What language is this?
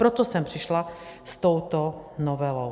Czech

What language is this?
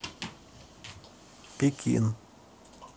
Russian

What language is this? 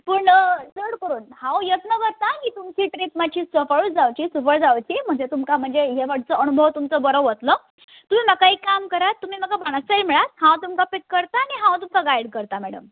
Konkani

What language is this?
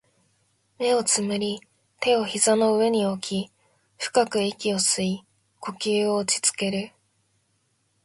Japanese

